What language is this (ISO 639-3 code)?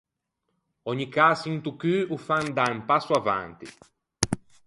lij